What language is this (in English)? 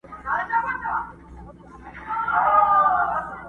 Pashto